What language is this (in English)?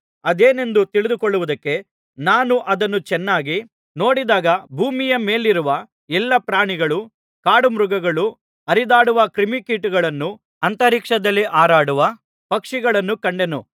Kannada